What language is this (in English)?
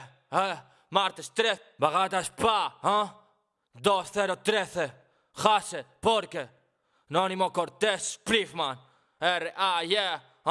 Spanish